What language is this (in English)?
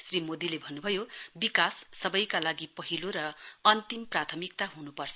Nepali